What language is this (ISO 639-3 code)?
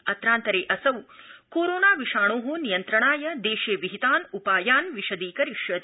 san